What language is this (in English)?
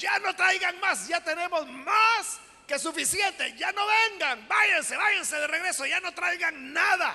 Spanish